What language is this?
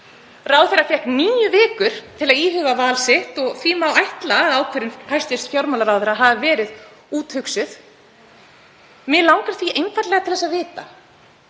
Icelandic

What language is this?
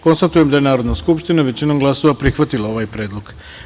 Serbian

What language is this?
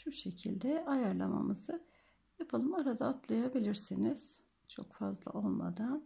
Turkish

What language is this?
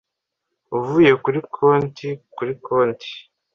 Kinyarwanda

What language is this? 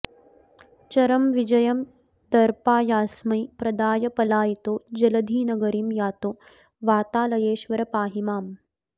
Sanskrit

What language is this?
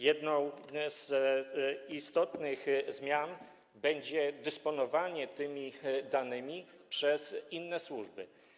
Polish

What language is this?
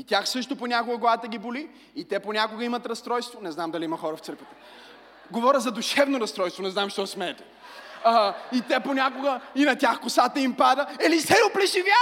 Bulgarian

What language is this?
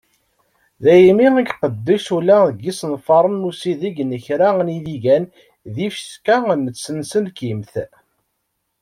Kabyle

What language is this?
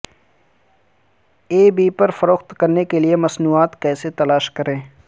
Urdu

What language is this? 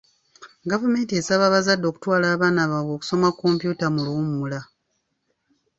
Ganda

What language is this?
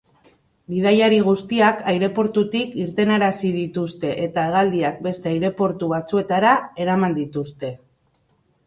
Basque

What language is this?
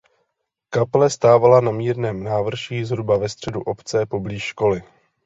Czech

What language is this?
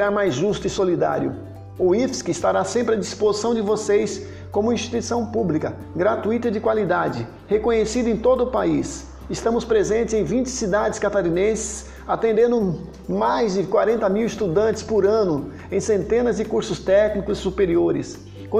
Portuguese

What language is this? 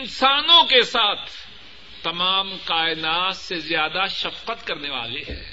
Urdu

